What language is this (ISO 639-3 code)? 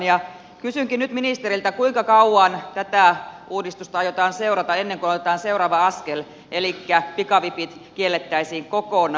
fin